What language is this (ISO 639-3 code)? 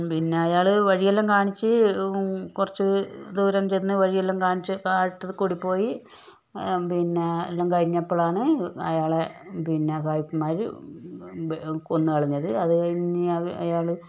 mal